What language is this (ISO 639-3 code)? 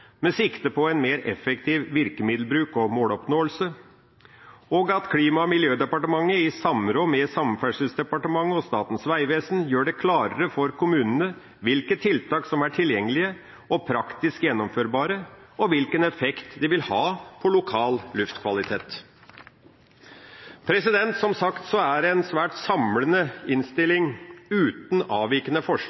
nob